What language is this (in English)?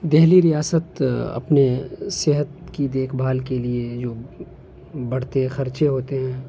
Urdu